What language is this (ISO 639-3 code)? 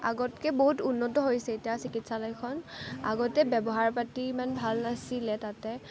asm